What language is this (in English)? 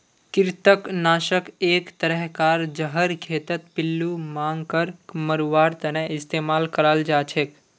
Magahi